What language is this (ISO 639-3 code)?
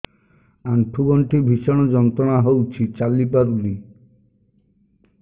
ori